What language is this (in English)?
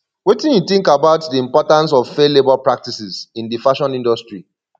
Nigerian Pidgin